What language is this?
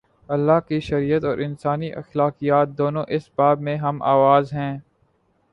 Urdu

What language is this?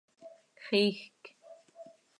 Seri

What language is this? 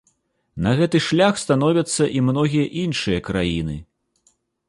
Belarusian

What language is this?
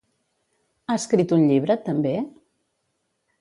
Catalan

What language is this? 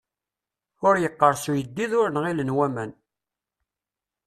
Kabyle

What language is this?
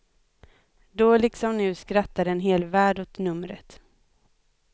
Swedish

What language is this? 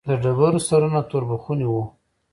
Pashto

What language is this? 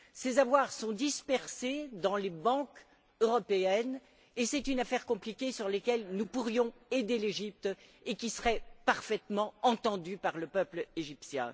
French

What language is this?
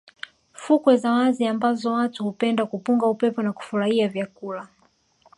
Swahili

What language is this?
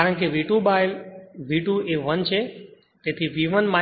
Gujarati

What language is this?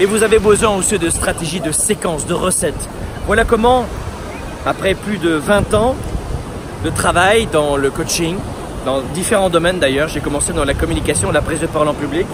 French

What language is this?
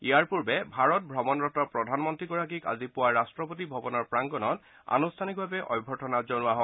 Assamese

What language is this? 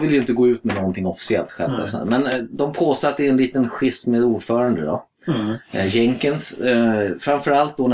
Swedish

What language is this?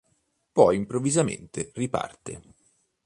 Italian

